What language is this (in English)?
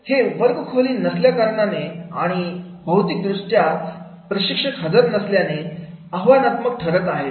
Marathi